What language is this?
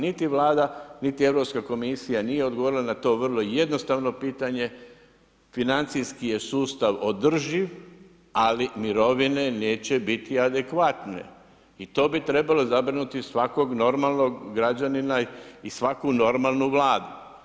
Croatian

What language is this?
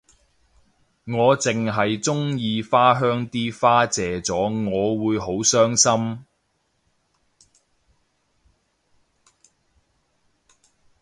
Cantonese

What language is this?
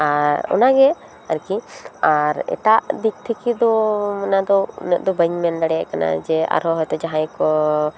Santali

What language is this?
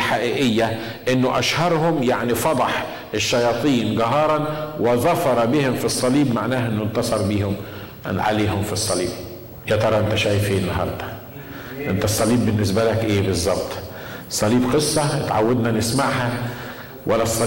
Arabic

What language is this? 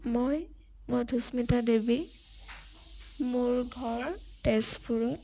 Assamese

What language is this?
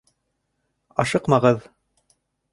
Bashkir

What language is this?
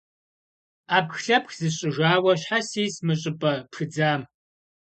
Kabardian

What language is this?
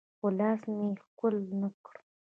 Pashto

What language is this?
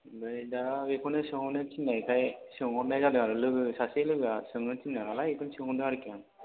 Bodo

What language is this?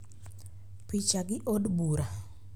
Luo (Kenya and Tanzania)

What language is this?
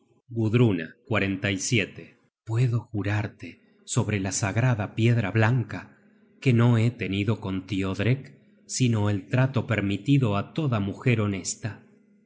Spanish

